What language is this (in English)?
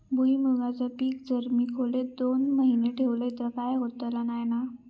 Marathi